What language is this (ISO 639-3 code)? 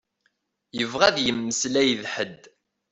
kab